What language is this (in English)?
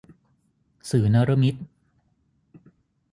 Thai